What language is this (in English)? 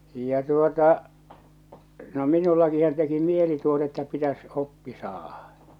Finnish